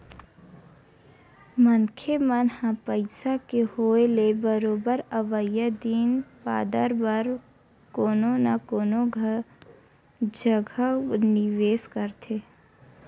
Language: Chhattisgarhi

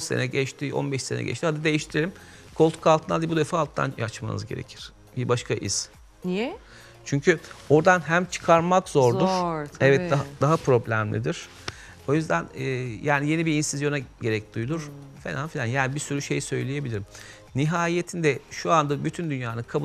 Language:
Turkish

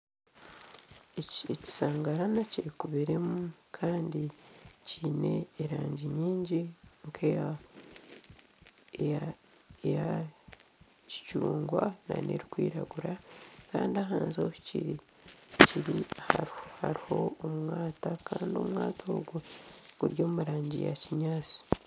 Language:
Nyankole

